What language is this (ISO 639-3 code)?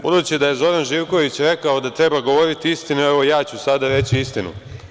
srp